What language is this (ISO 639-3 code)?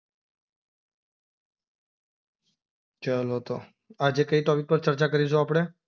guj